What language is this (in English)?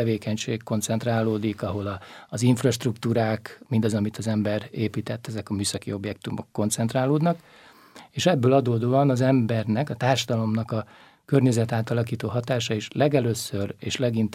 Hungarian